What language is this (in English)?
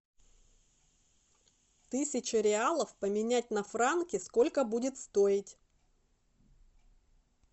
Russian